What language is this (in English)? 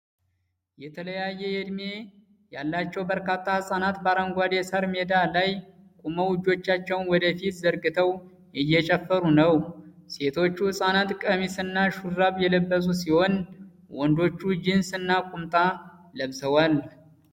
Amharic